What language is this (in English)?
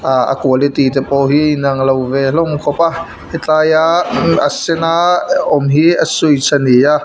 Mizo